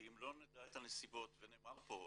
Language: Hebrew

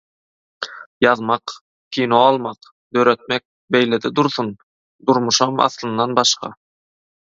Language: Turkmen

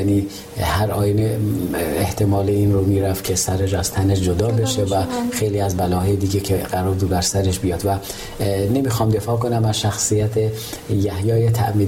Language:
Persian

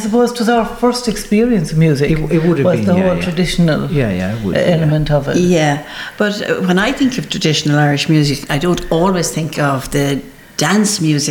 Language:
English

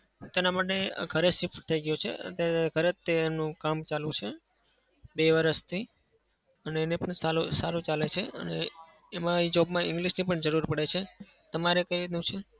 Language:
Gujarati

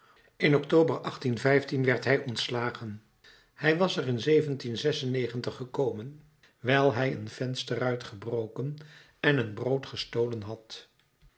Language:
Dutch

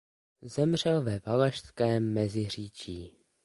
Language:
Czech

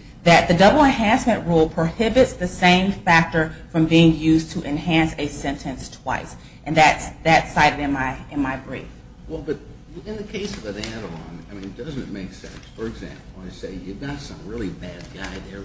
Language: English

